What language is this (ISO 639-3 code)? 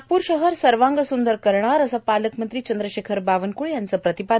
mar